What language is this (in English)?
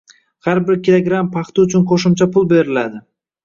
Uzbek